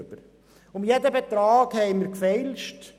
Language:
Swiss German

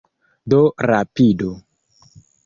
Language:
Esperanto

